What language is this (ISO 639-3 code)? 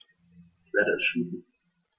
deu